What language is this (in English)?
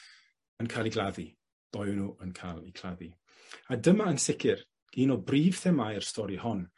Welsh